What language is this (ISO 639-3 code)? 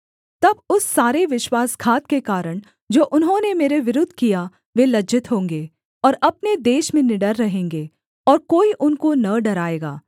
hin